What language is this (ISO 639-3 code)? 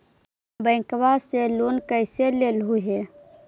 mag